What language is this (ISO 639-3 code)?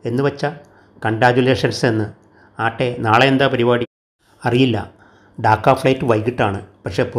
mal